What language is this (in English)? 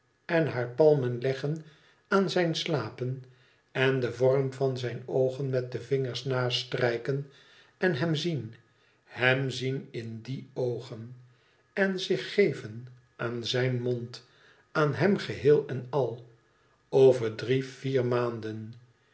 Dutch